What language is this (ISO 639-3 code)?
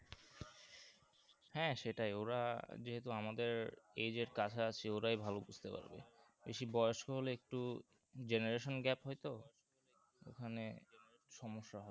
ben